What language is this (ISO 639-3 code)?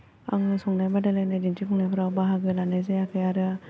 brx